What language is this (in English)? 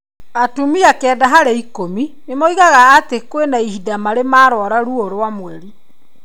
Kikuyu